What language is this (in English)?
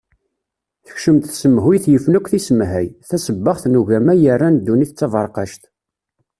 Kabyle